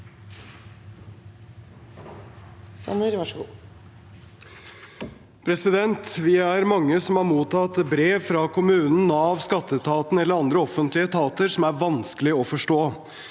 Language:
Norwegian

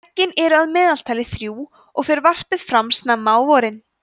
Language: Icelandic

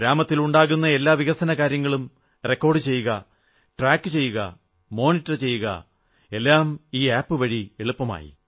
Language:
Malayalam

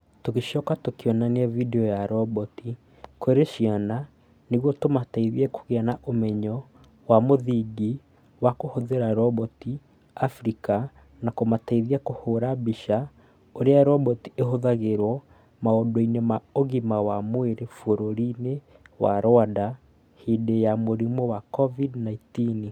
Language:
Kikuyu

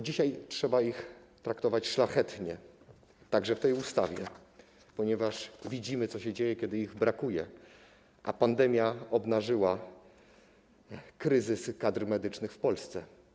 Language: Polish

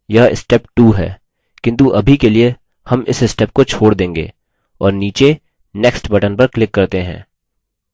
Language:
Hindi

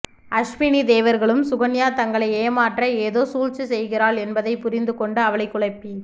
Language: Tamil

